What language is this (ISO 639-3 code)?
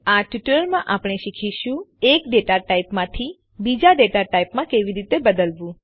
guj